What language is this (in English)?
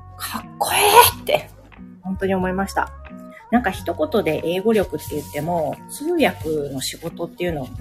Japanese